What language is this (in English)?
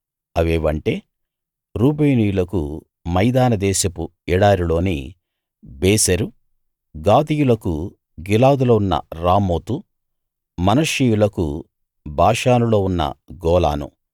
Telugu